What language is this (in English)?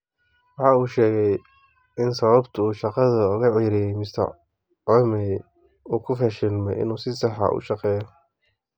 Somali